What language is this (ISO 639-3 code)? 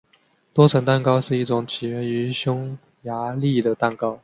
zho